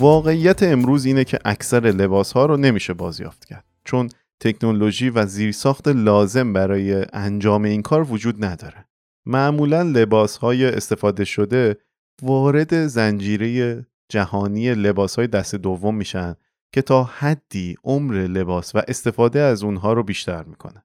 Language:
Persian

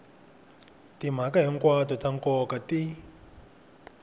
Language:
Tsonga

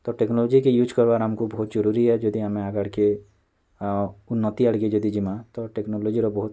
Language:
Odia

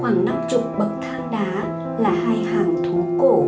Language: Vietnamese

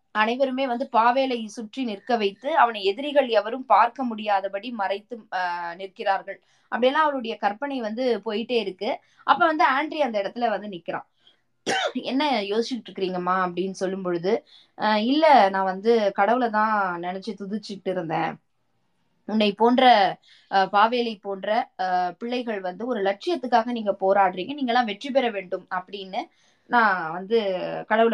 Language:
Tamil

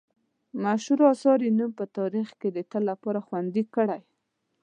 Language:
Pashto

